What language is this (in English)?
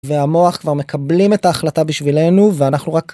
Hebrew